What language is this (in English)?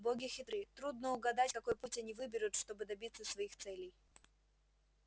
Russian